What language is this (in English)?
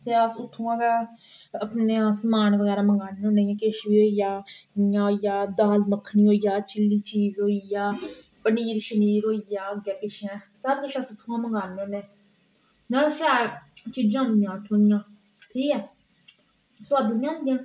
Dogri